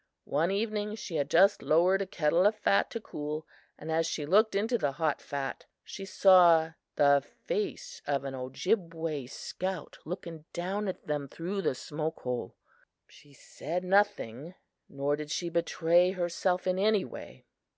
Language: English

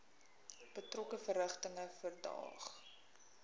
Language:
Afrikaans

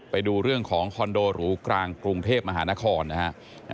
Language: Thai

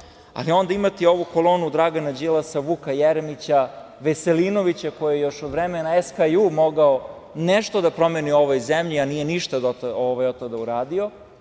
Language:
Serbian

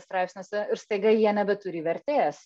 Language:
Lithuanian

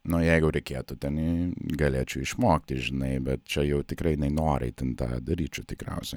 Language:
Lithuanian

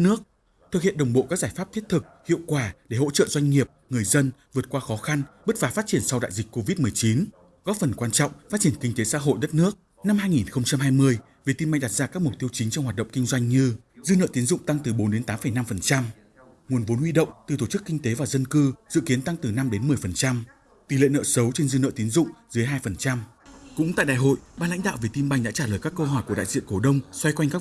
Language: Vietnamese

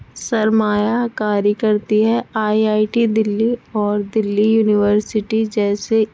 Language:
Urdu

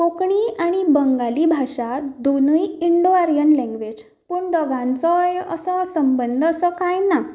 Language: Konkani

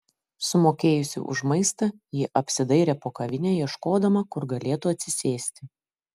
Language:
Lithuanian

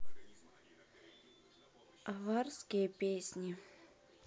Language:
Russian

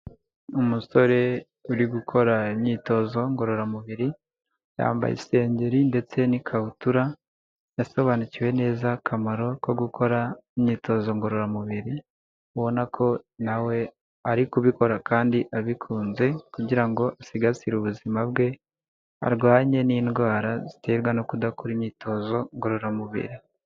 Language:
Kinyarwanda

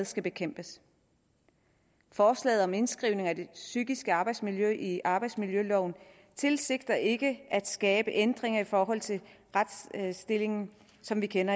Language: Danish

